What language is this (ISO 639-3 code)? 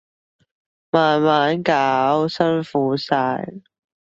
yue